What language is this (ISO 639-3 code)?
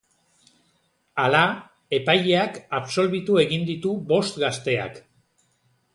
eus